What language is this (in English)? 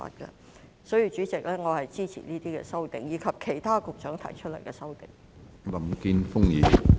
Cantonese